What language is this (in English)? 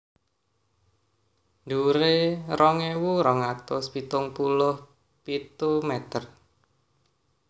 Javanese